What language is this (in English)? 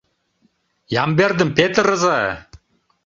Mari